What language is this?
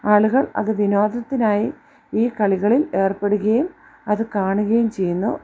Malayalam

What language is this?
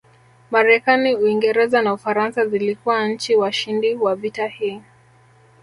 Swahili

